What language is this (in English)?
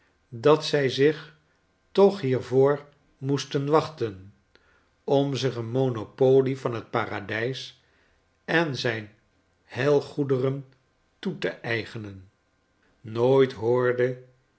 Dutch